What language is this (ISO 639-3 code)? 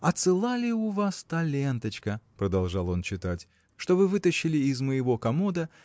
rus